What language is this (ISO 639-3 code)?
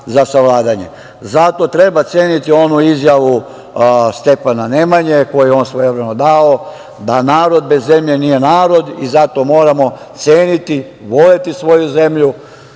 srp